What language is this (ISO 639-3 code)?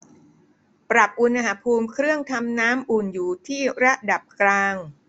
tha